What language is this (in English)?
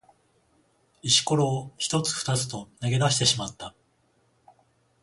Japanese